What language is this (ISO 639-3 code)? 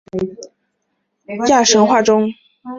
zho